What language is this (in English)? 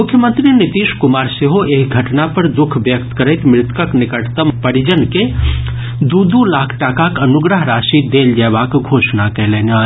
Maithili